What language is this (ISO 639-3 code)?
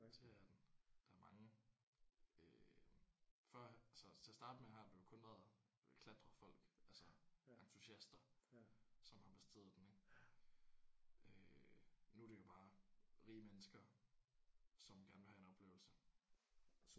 dan